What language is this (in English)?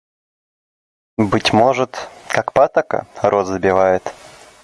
Russian